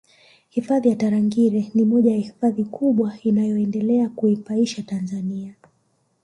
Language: Swahili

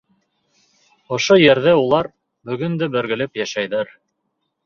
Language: Bashkir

